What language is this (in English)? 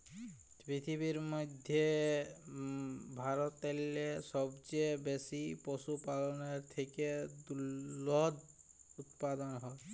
Bangla